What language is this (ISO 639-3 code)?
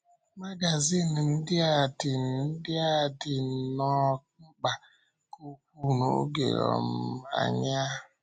ibo